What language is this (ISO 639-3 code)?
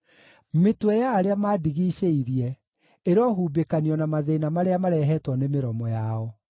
kik